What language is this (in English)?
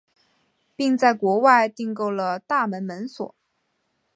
Chinese